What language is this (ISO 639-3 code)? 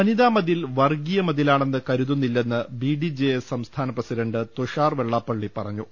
mal